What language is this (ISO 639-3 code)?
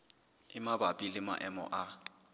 sot